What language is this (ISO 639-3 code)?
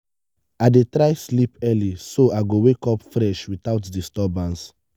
pcm